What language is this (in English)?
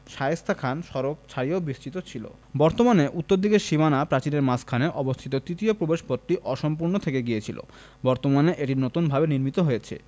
Bangla